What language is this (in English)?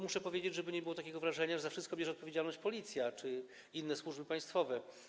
Polish